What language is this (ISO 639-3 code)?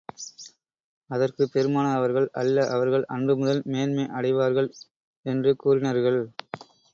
tam